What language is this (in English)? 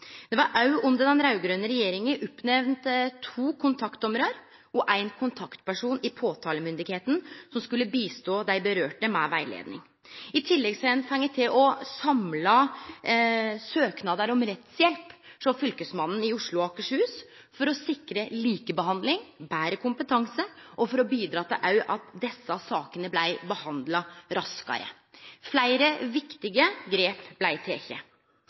Norwegian Nynorsk